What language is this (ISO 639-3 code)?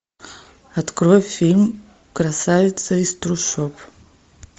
rus